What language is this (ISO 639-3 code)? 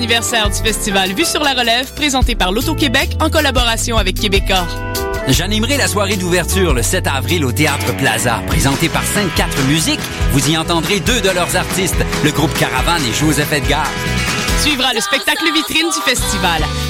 fra